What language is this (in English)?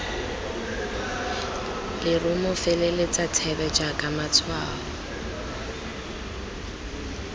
Tswana